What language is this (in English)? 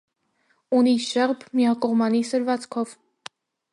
Armenian